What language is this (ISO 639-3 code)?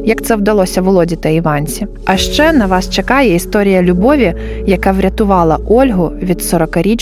ukr